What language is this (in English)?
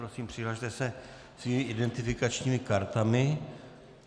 Czech